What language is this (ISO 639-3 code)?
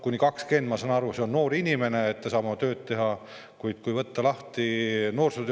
est